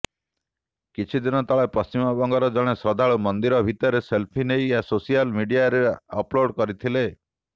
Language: Odia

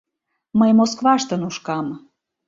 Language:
Mari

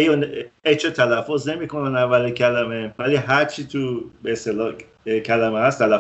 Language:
Persian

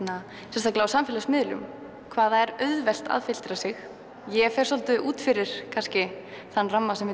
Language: Icelandic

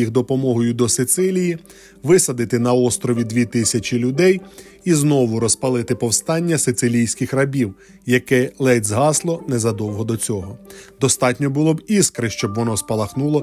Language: Ukrainian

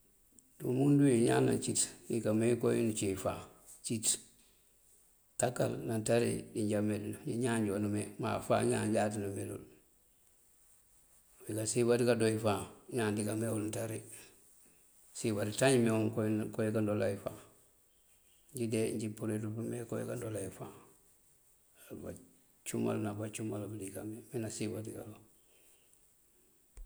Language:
Mandjak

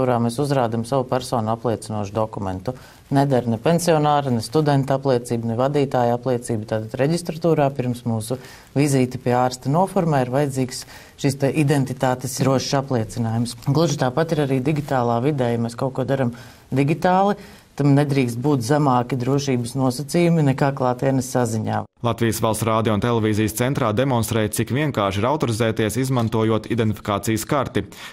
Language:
Latvian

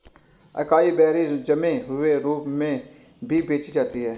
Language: Hindi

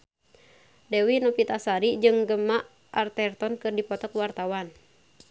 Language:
Sundanese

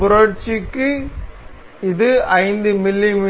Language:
Tamil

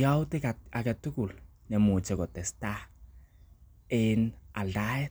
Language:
Kalenjin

